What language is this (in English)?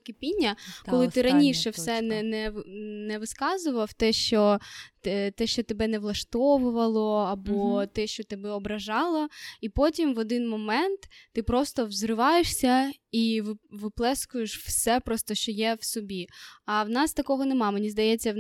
Ukrainian